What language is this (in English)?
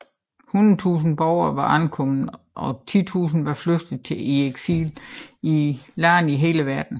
Danish